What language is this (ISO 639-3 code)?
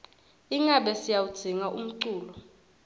ssw